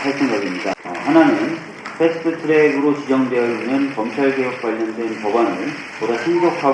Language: Korean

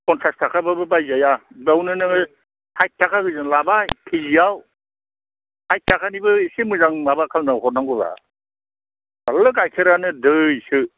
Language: Bodo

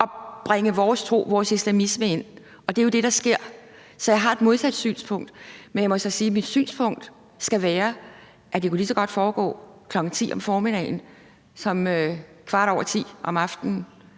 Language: Danish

